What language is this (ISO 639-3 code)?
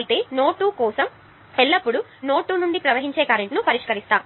tel